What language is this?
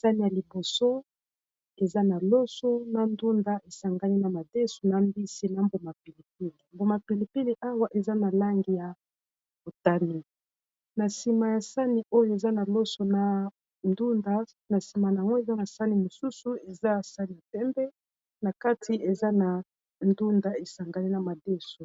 Lingala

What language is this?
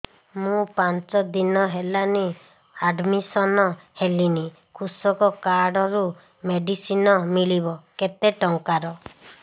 Odia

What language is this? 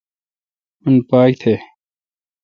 Kalkoti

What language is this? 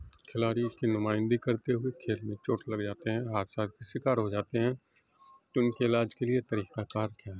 Urdu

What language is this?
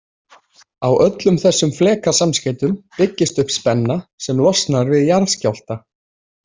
Icelandic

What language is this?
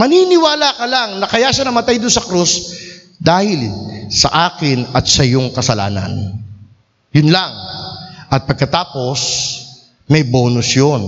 Filipino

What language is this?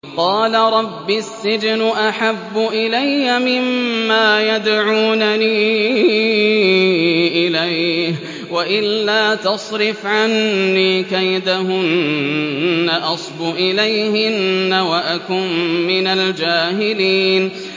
Arabic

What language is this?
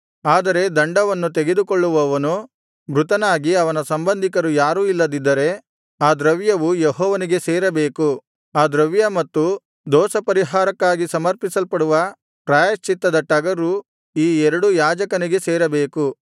Kannada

